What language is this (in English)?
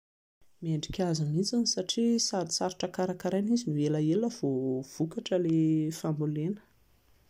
Malagasy